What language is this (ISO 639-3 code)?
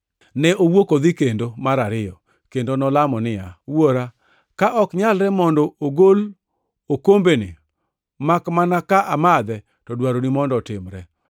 luo